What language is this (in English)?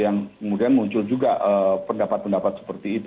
Indonesian